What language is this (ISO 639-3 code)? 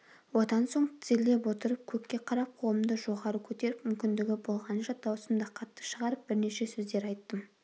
kaz